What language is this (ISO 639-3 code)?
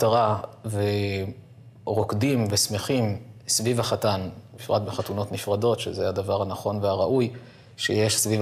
heb